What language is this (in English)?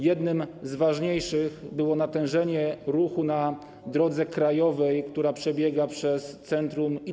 Polish